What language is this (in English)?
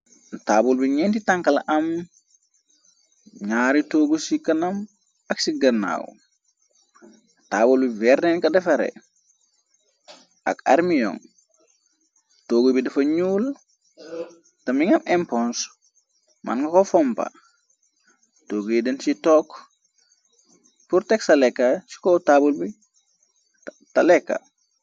Wolof